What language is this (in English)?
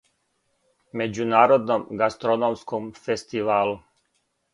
Serbian